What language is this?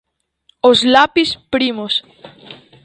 Galician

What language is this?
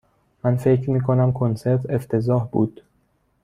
Persian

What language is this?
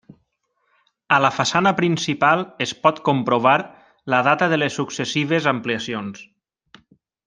Catalan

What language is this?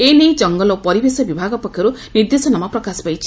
Odia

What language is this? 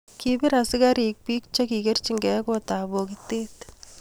Kalenjin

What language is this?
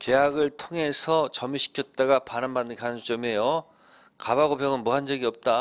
Korean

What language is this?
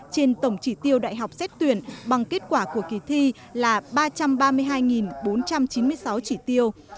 Vietnamese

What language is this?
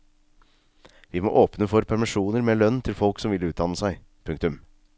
Norwegian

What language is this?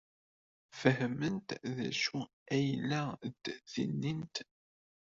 Kabyle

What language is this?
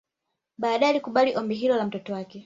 Swahili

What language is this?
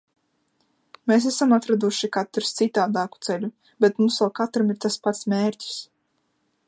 Latvian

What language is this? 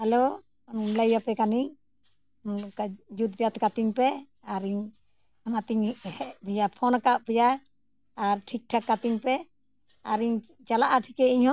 Santali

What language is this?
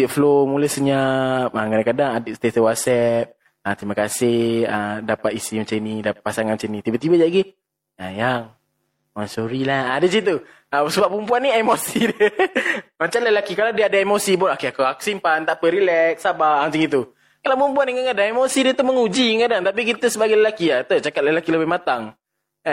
Malay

